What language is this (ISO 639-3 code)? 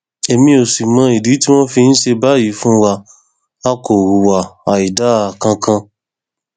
yor